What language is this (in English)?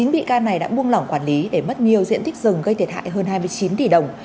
Vietnamese